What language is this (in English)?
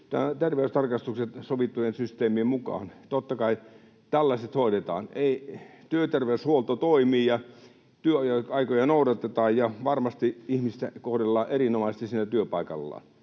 Finnish